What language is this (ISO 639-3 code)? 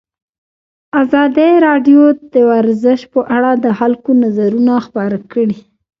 pus